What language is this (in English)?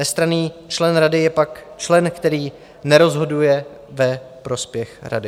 Czech